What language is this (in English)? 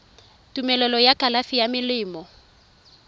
Tswana